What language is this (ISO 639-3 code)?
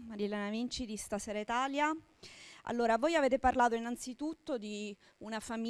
ita